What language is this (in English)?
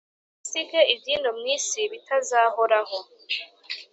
Kinyarwanda